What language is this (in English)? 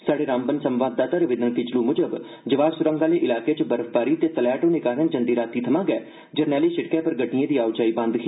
Dogri